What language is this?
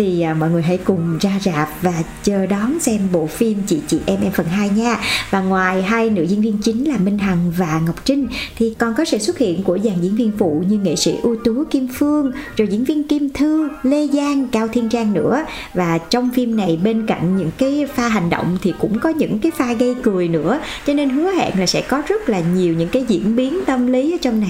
Vietnamese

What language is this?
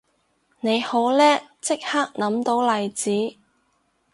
Cantonese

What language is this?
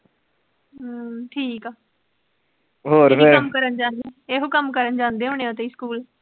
Punjabi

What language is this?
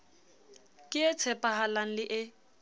Southern Sotho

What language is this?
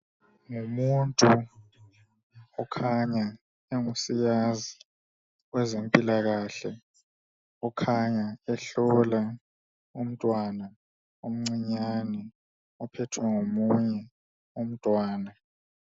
North Ndebele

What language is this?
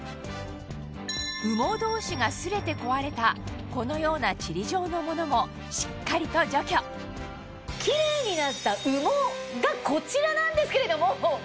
Japanese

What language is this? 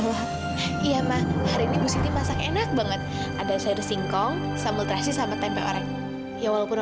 Indonesian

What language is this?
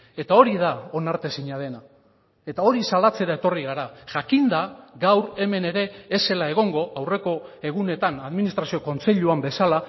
Basque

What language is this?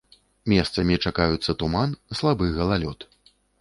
Belarusian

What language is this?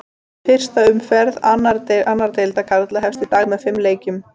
Icelandic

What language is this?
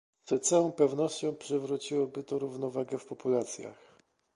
Polish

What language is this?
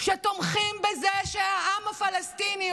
Hebrew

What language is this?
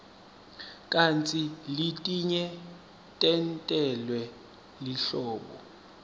Swati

